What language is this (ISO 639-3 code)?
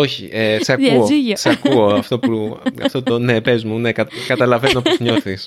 ell